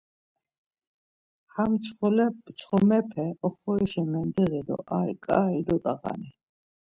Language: Laz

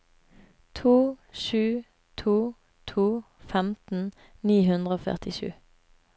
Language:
Norwegian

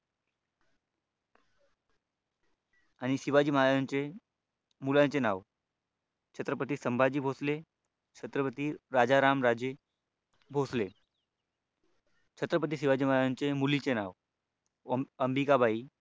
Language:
Marathi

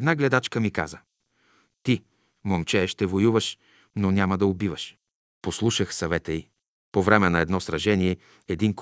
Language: Bulgarian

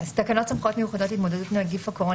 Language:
Hebrew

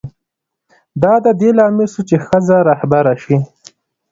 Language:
Pashto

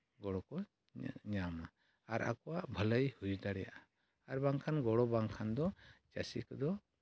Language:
Santali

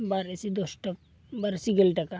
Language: Santali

